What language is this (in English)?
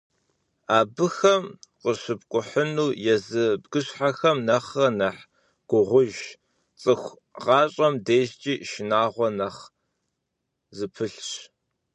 Kabardian